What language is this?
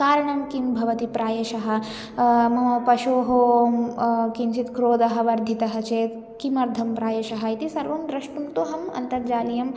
Sanskrit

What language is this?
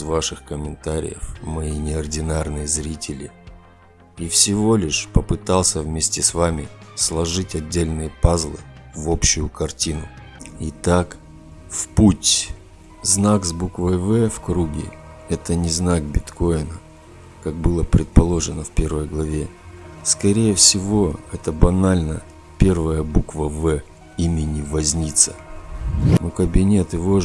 Russian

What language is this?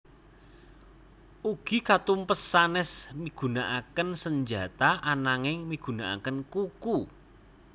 Javanese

